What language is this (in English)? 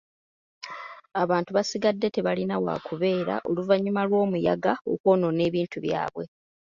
Ganda